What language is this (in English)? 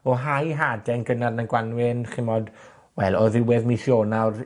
Welsh